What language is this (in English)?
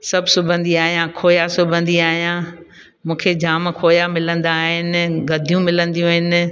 Sindhi